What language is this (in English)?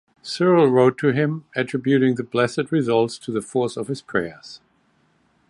English